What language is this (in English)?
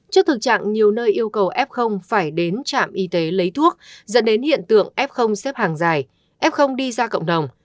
Vietnamese